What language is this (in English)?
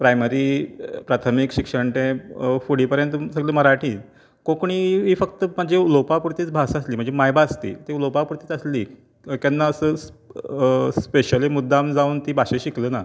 Konkani